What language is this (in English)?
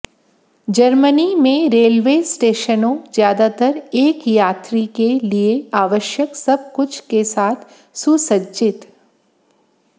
Hindi